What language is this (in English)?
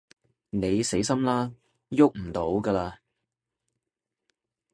Cantonese